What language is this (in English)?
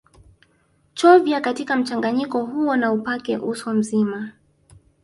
Swahili